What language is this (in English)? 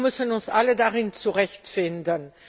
German